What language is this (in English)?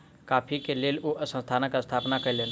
Maithili